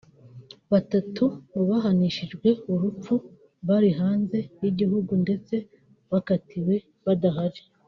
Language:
Kinyarwanda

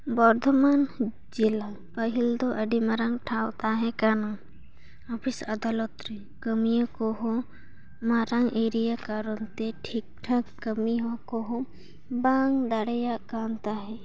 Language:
Santali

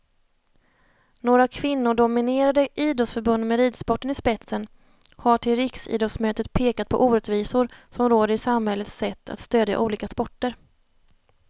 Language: Swedish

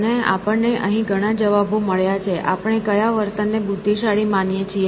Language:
Gujarati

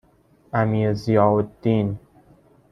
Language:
Persian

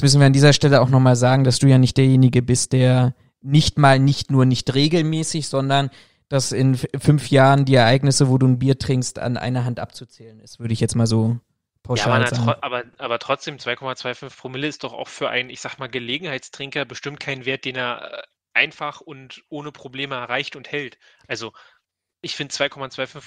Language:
German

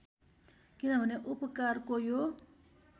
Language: Nepali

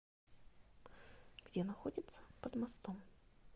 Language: Russian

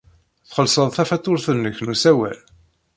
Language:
Kabyle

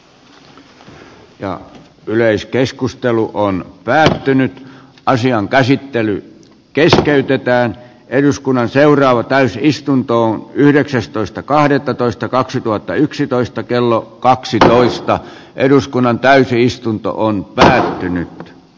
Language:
Finnish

